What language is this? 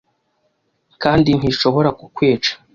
Kinyarwanda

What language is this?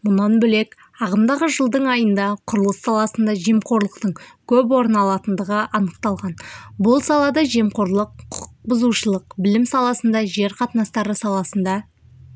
Kazakh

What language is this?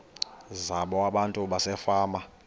Xhosa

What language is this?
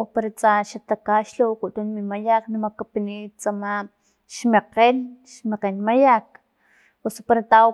Filomena Mata-Coahuitlán Totonac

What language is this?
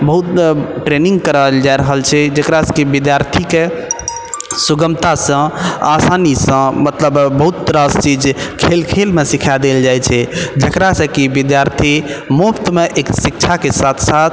Maithili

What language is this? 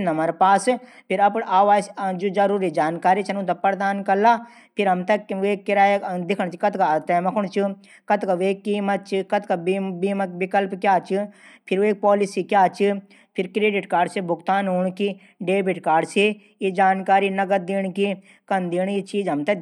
Garhwali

